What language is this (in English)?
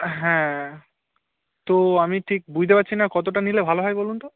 Bangla